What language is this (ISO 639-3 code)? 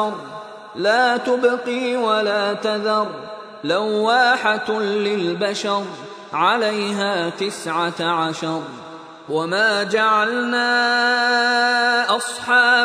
fil